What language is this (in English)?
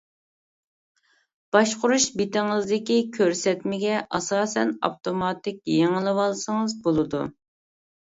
Uyghur